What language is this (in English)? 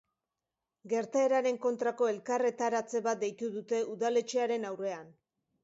Basque